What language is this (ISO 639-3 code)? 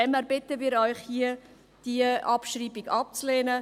gsw